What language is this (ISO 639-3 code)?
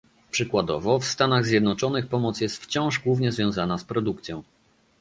pol